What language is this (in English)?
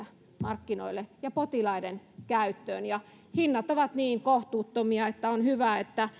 Finnish